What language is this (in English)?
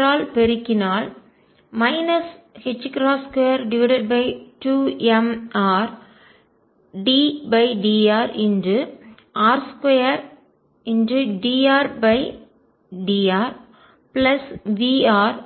Tamil